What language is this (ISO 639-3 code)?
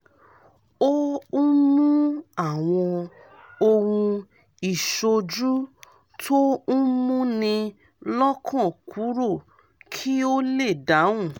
yor